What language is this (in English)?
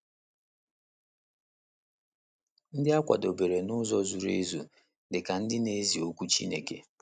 Igbo